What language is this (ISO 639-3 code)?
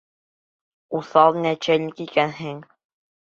bak